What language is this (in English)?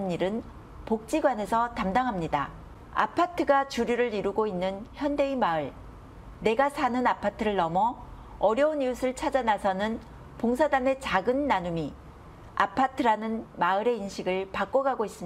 Korean